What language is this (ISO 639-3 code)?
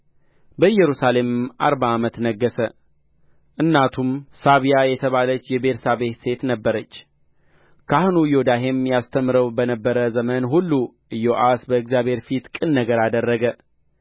amh